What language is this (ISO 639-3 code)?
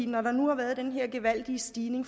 dan